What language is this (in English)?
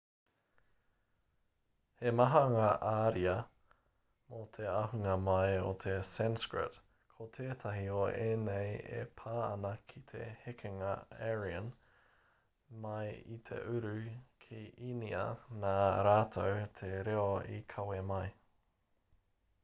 Māori